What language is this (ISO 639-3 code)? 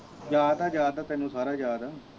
pan